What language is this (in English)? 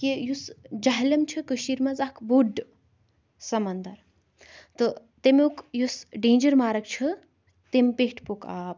Kashmiri